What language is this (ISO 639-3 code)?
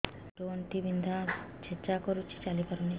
ori